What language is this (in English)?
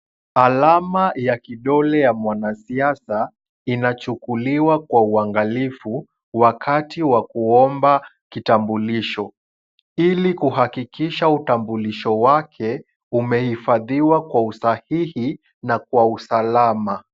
Swahili